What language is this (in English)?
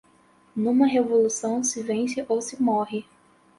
Portuguese